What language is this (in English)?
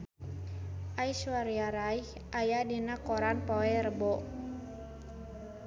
Sundanese